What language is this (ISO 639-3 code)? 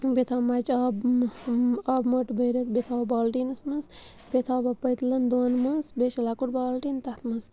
kas